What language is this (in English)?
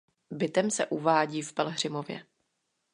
Czech